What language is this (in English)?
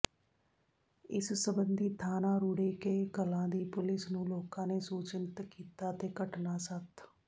Punjabi